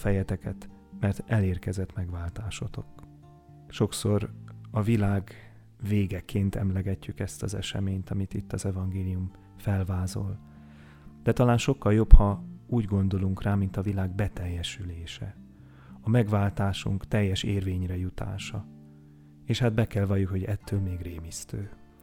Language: Hungarian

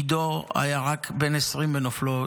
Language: Hebrew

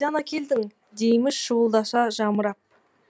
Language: Kazakh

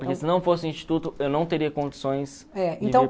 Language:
Portuguese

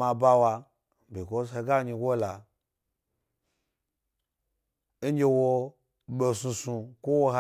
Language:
Gbari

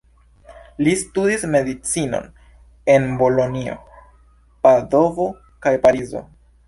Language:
Esperanto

